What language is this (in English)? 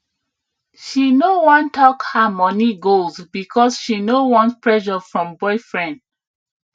Nigerian Pidgin